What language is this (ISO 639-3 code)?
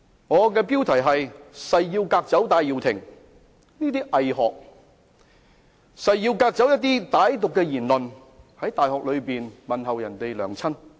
yue